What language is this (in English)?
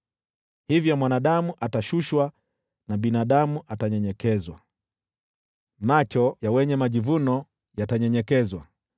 Swahili